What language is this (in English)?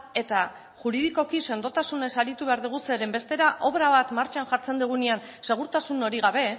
Basque